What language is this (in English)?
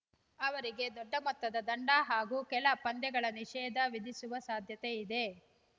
Kannada